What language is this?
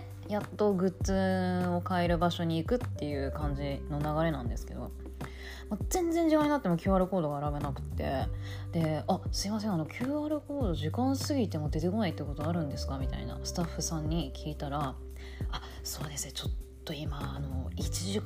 Japanese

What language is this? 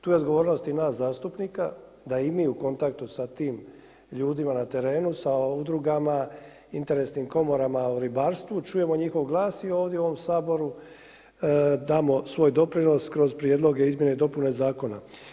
Croatian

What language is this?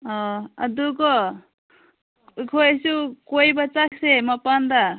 Manipuri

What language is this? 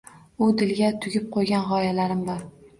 Uzbek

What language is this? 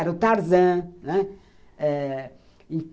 Portuguese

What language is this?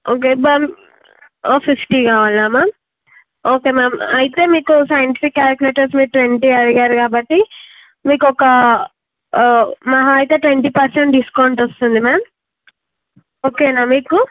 Telugu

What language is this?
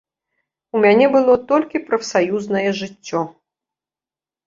Belarusian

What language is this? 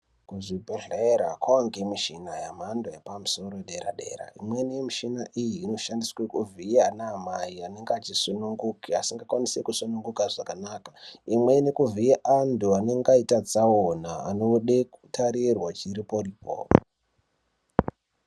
Ndau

